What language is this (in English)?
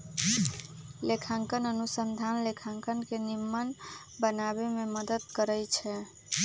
Magahi